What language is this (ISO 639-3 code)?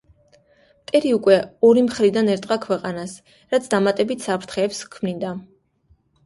kat